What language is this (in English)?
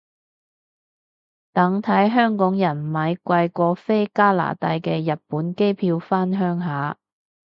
Cantonese